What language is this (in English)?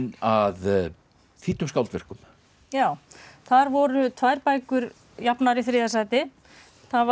Icelandic